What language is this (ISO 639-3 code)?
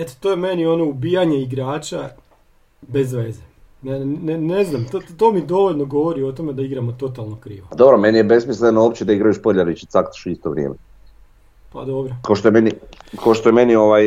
hrv